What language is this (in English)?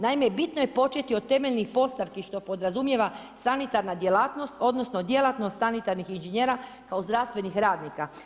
Croatian